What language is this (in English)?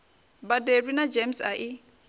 Venda